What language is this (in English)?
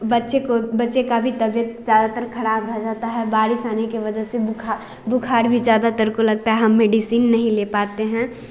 Hindi